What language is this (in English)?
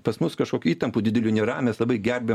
Lithuanian